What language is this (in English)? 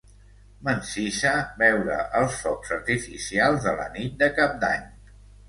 Catalan